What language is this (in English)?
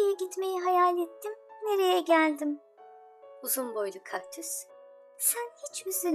Turkish